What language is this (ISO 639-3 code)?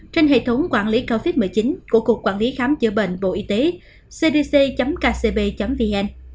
vie